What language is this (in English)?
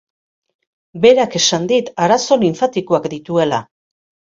Basque